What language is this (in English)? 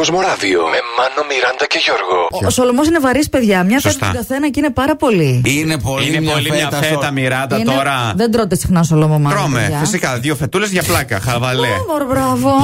Greek